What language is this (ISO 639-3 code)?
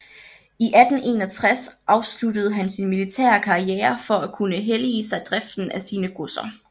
dan